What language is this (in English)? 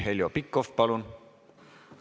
Estonian